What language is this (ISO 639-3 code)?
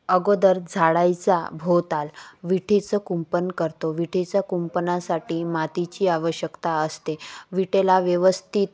mar